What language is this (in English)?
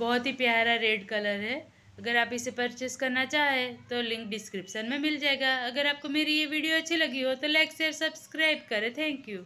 Hindi